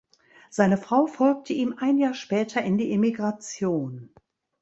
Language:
German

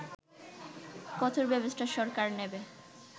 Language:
Bangla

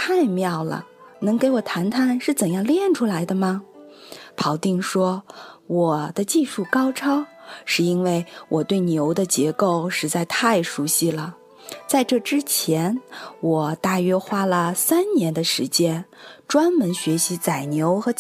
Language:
Chinese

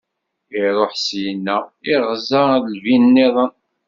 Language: Kabyle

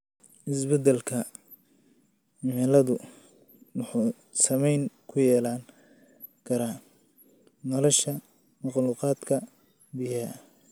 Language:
Somali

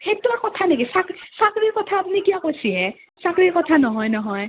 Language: Assamese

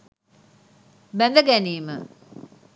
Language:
Sinhala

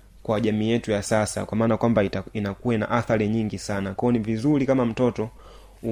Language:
Swahili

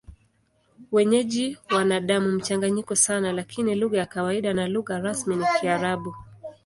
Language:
Swahili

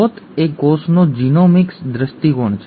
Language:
Gujarati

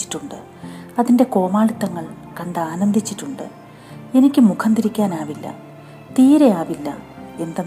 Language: Malayalam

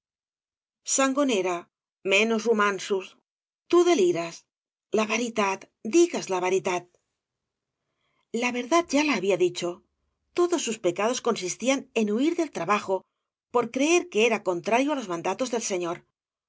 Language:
Spanish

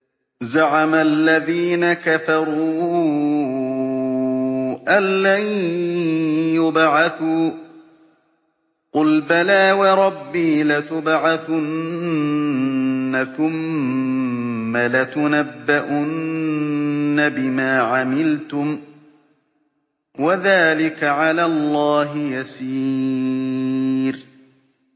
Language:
Arabic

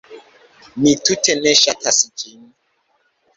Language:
Esperanto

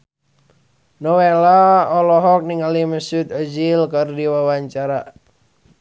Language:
Sundanese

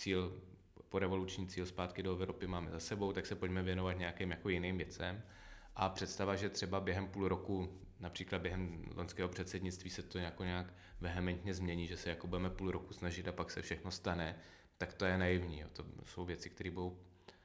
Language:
Czech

